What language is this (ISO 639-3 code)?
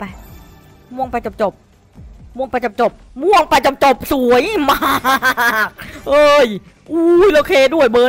tha